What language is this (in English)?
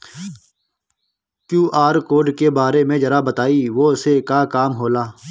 Bhojpuri